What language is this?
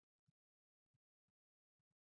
Imbabura Highland Quichua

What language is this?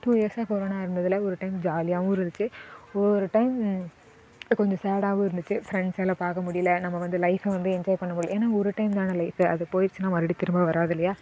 Tamil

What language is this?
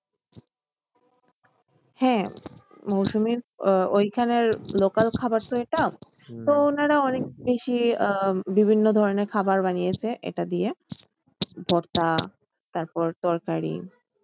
Bangla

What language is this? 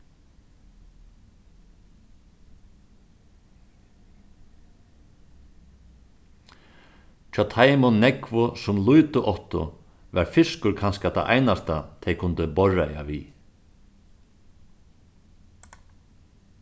Faroese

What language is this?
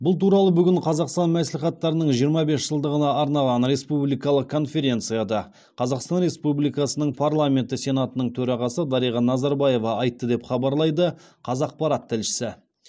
Kazakh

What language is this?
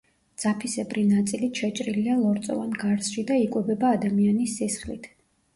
Georgian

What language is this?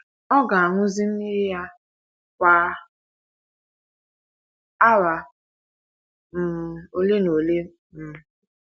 Igbo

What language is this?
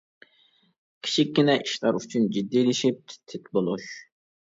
Uyghur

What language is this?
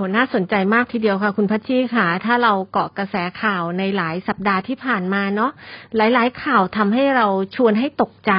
Thai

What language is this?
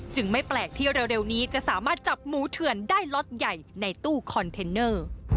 Thai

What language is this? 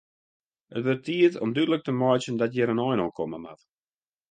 Western Frisian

